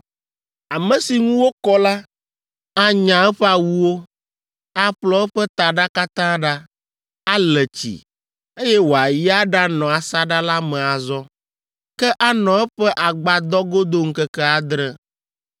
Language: Ewe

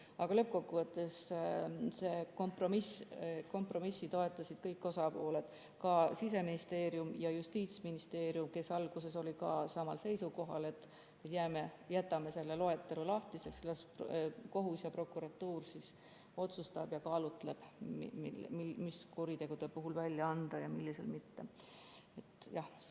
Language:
Estonian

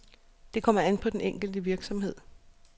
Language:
Danish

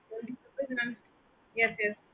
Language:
Tamil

